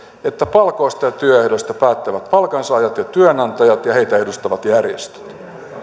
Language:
Finnish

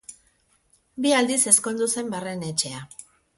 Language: Basque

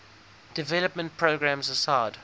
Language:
English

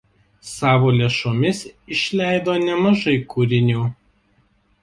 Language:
Lithuanian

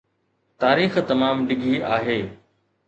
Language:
Sindhi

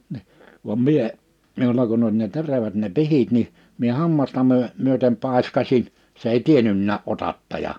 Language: Finnish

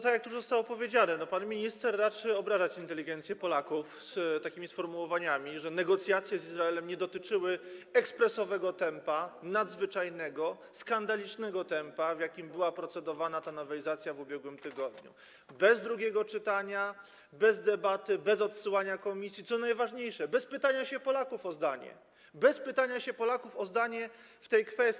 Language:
Polish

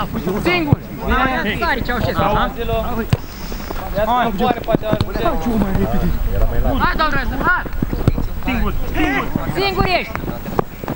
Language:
Romanian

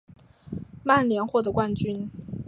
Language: Chinese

